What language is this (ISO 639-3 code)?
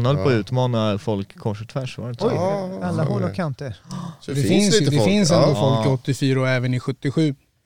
swe